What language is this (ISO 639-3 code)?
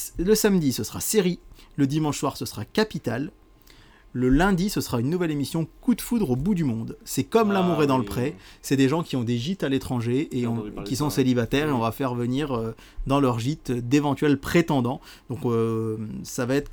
fra